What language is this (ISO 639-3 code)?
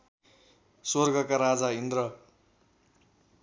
nep